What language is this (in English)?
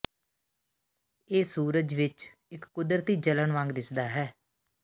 Punjabi